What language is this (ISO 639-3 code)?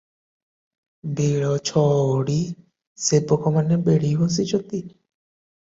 ori